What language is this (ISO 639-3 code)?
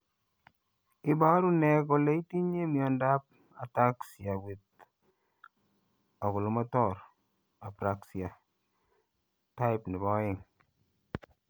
kln